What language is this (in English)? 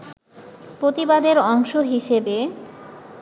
Bangla